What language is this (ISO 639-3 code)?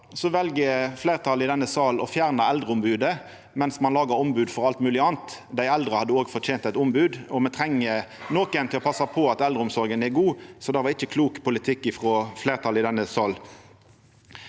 nor